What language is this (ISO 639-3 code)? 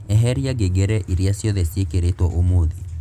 kik